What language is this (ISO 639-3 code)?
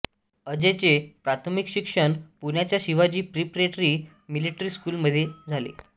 mar